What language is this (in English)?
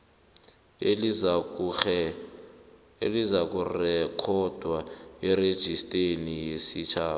South Ndebele